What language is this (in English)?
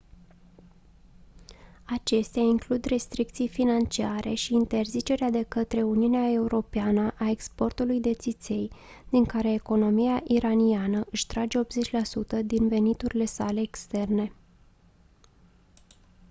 Romanian